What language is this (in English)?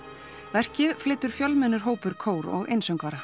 Icelandic